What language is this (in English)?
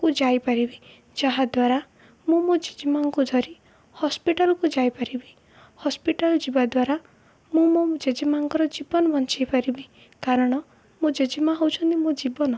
Odia